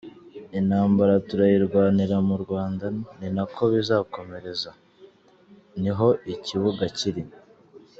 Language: Kinyarwanda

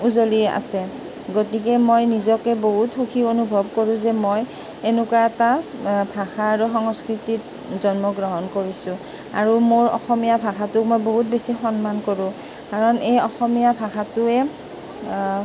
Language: Assamese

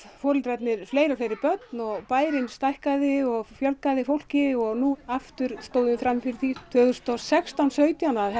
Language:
Icelandic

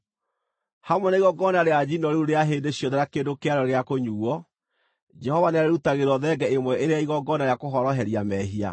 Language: Kikuyu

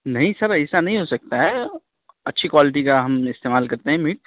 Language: Urdu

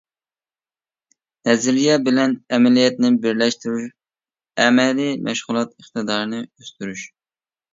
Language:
Uyghur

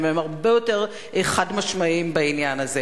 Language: Hebrew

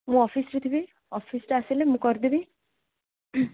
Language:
Odia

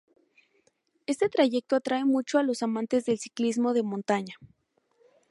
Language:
Spanish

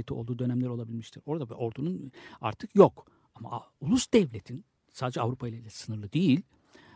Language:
Turkish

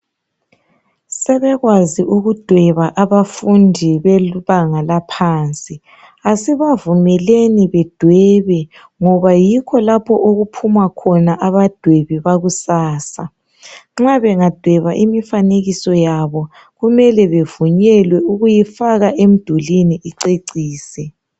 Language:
North Ndebele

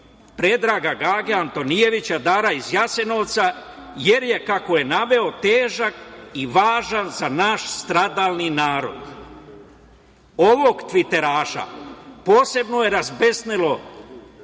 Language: Serbian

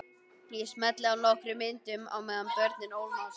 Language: Icelandic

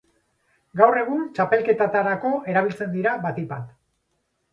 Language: Basque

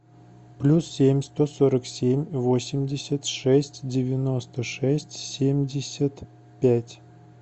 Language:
Russian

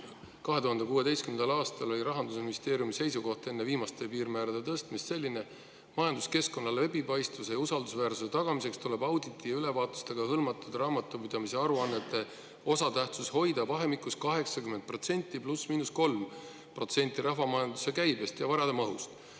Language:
Estonian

